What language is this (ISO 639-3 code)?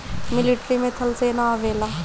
bho